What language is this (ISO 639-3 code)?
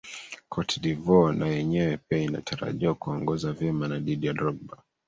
swa